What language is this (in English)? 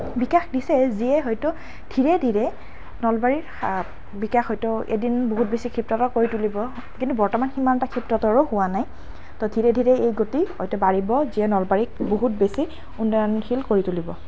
Assamese